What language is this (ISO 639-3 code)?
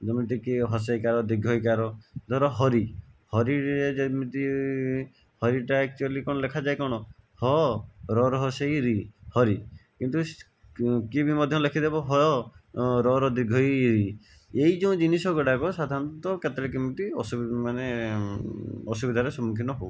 ori